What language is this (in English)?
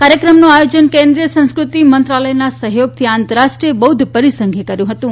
Gujarati